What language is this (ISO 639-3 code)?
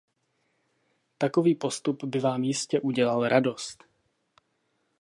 ces